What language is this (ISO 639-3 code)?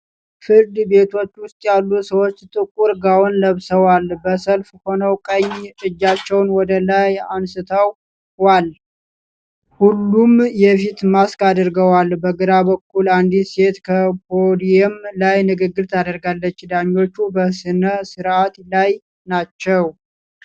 amh